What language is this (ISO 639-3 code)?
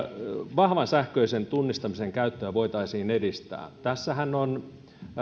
fin